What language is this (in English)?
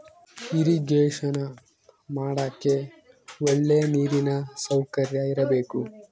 Kannada